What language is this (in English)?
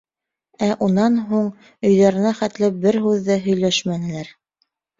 Bashkir